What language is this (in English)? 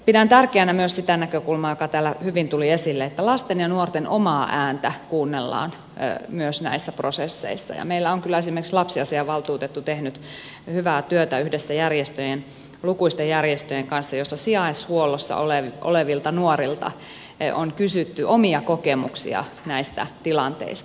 Finnish